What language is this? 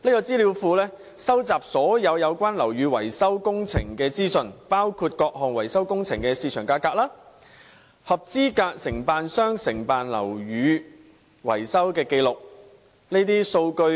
Cantonese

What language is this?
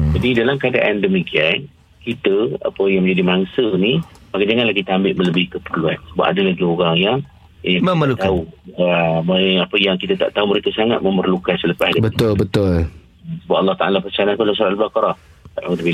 Malay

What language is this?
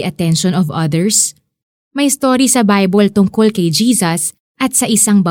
Filipino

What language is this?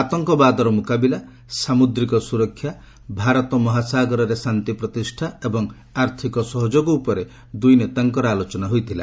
Odia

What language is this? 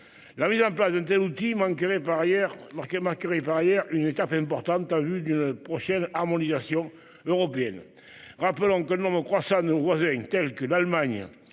French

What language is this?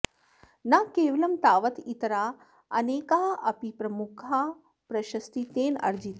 Sanskrit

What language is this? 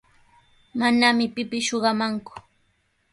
Sihuas Ancash Quechua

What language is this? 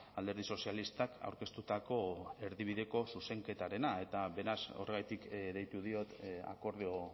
Basque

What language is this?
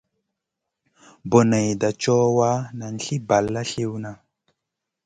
Masana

